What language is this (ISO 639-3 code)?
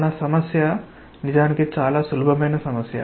tel